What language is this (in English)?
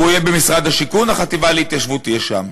Hebrew